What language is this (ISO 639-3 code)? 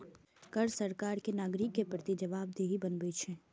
mai